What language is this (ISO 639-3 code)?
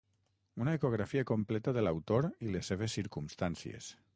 cat